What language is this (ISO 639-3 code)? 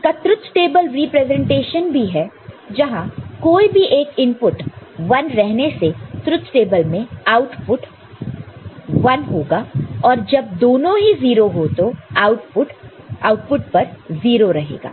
hin